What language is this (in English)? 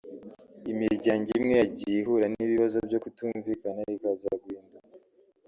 Kinyarwanda